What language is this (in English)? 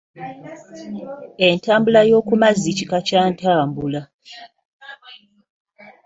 Ganda